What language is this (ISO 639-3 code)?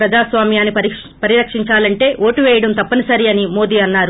tel